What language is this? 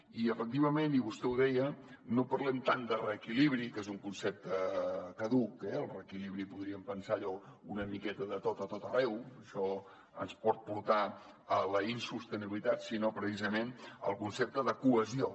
Catalan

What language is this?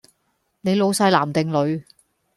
Cantonese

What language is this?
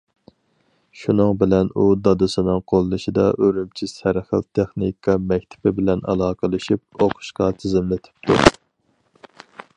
Uyghur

